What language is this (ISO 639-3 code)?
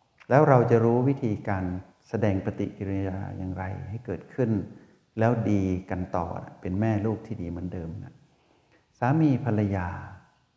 tha